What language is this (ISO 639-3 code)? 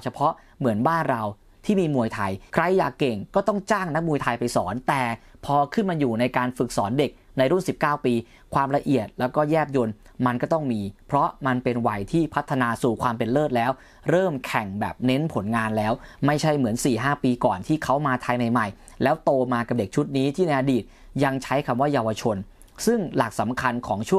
tha